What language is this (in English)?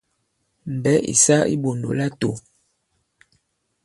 Bankon